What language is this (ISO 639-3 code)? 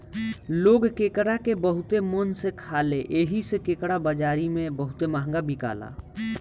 bho